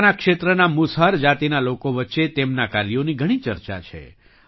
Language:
Gujarati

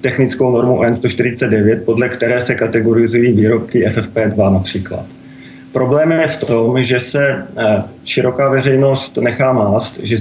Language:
Czech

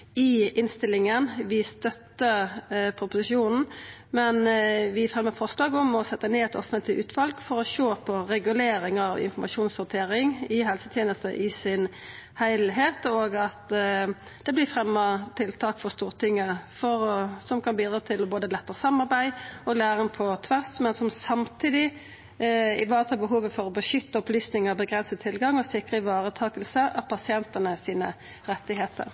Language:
Norwegian Nynorsk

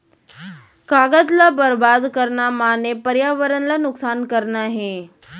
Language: Chhattisgarhi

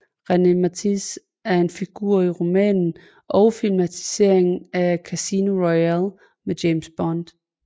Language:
Danish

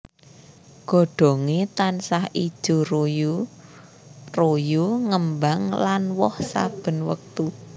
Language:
Javanese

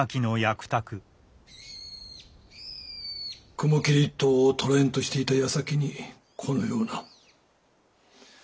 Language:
Japanese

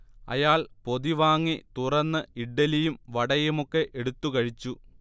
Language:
Malayalam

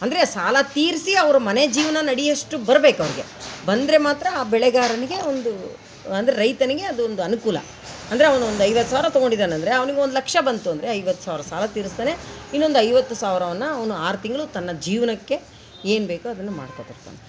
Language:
Kannada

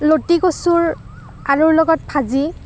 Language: Assamese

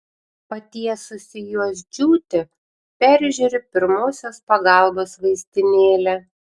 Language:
Lithuanian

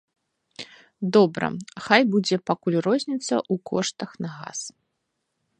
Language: Belarusian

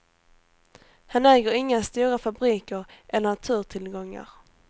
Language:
Swedish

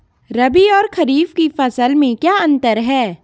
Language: Hindi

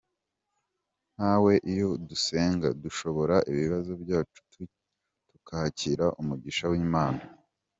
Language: Kinyarwanda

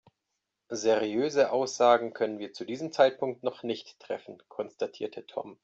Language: German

